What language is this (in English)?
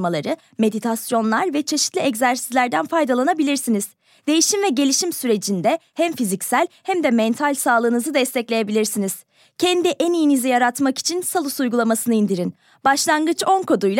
Turkish